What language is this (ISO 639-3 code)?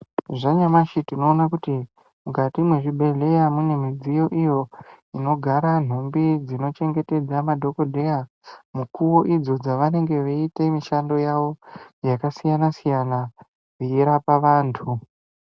ndc